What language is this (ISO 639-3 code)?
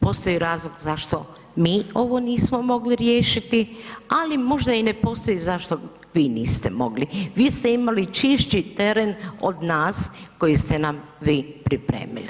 hrv